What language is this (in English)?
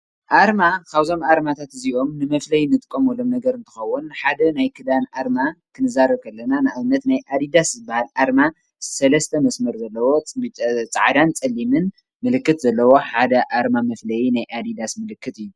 Tigrinya